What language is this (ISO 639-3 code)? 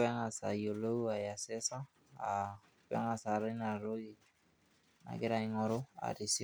mas